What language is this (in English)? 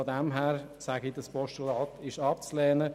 Swiss German